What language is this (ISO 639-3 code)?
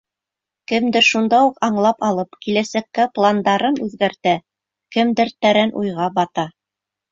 bak